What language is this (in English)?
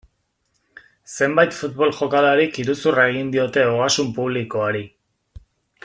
Basque